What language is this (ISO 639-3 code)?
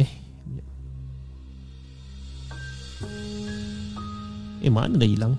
msa